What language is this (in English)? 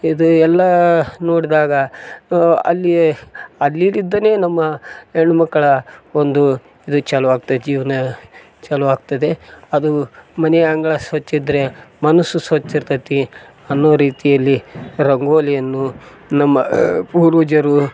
Kannada